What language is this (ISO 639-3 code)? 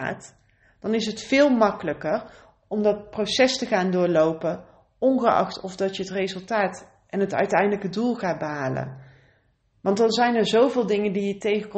nld